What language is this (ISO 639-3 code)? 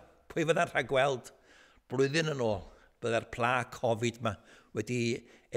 nld